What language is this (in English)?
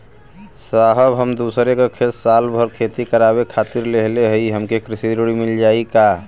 Bhojpuri